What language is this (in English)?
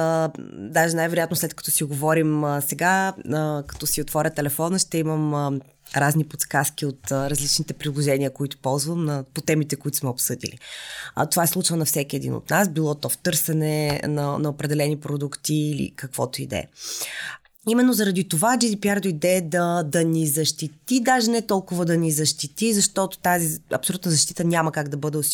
Bulgarian